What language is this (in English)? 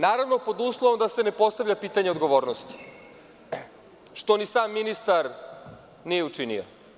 Serbian